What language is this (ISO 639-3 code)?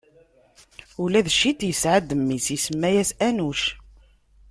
kab